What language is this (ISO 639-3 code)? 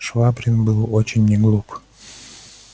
rus